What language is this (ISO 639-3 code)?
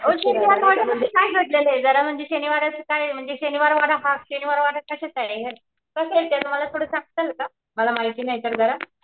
mar